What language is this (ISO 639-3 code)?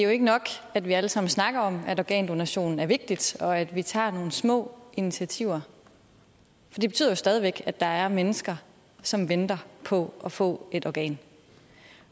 dan